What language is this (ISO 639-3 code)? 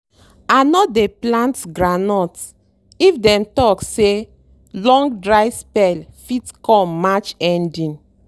pcm